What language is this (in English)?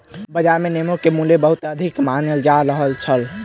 Maithili